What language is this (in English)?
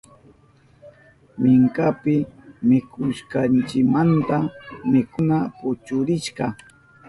Southern Pastaza Quechua